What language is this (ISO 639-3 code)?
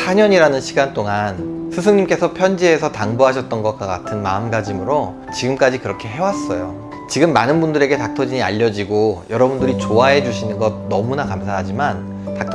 kor